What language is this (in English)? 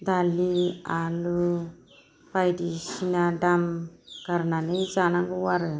Bodo